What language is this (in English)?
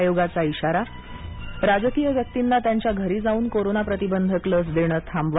Marathi